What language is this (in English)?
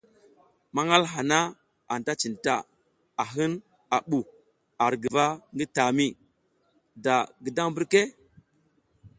South Giziga